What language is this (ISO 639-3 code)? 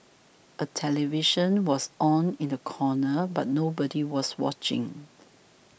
eng